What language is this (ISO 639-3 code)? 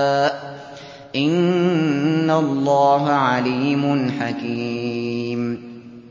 ara